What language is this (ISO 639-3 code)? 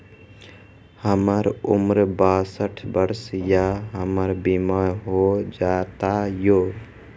mai